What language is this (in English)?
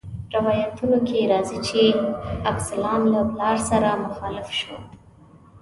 Pashto